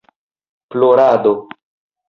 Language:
Esperanto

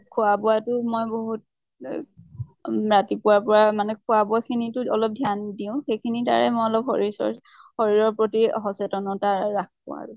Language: Assamese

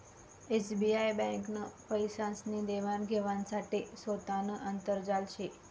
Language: Marathi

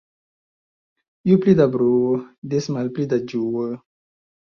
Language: Esperanto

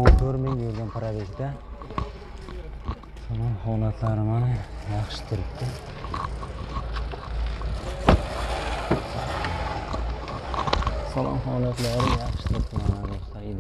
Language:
Turkish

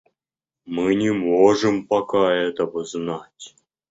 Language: Russian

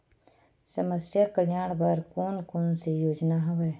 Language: Chhattisgarhi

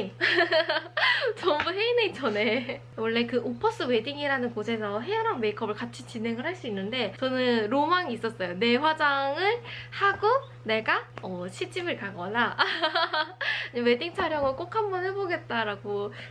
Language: Korean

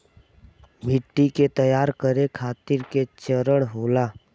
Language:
Bhojpuri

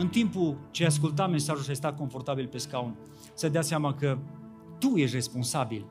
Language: Romanian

